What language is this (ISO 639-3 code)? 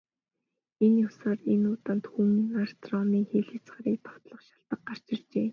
mon